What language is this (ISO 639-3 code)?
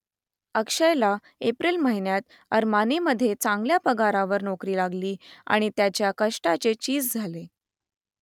mar